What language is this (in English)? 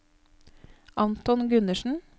Norwegian